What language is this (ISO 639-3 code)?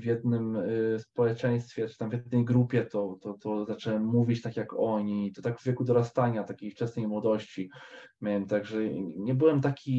pol